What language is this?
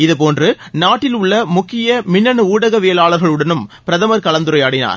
Tamil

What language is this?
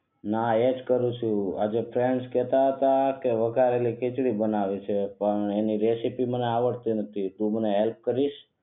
Gujarati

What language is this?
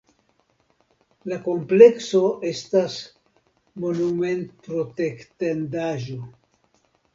Esperanto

